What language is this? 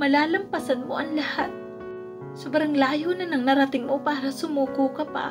Filipino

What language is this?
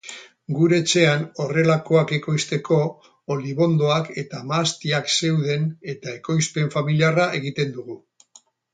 Basque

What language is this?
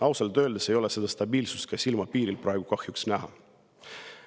Estonian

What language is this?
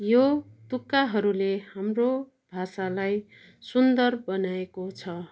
Nepali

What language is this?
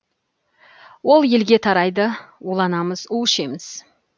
Kazakh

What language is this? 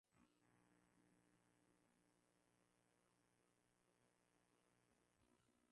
Swahili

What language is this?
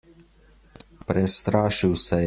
Slovenian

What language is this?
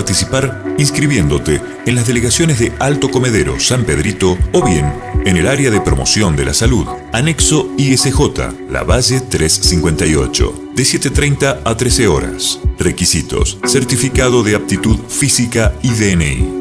Spanish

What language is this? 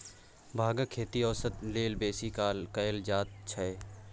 Maithili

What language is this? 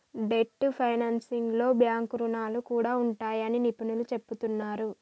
Telugu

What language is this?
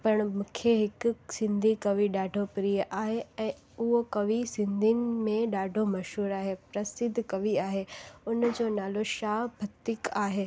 Sindhi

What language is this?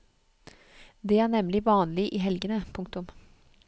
Norwegian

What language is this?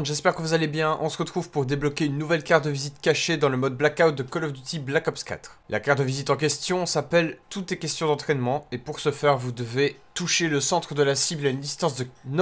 French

